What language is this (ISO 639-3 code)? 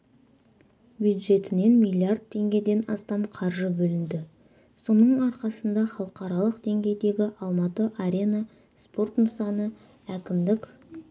kaz